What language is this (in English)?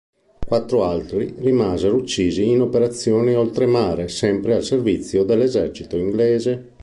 Italian